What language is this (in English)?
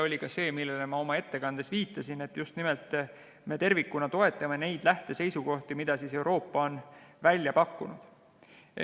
Estonian